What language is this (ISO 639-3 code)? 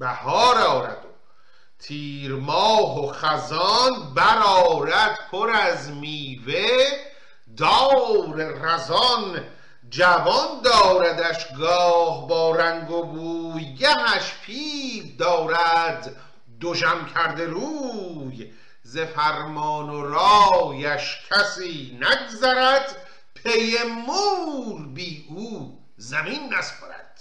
fas